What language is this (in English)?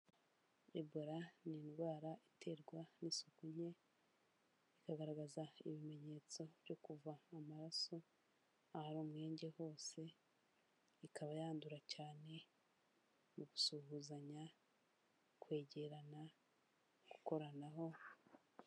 Kinyarwanda